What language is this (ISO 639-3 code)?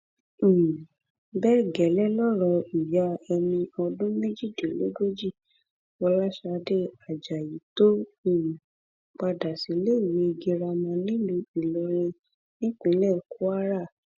yor